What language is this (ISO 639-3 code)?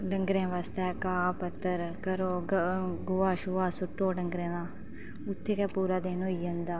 doi